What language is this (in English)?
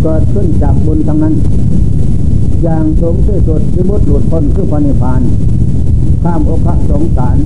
Thai